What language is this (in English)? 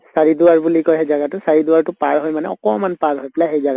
Assamese